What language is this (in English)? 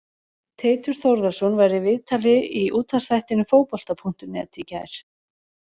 Icelandic